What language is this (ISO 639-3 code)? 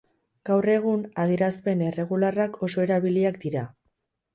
eus